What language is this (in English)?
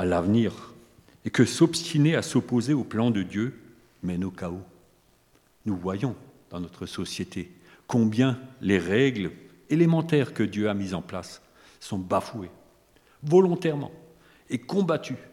French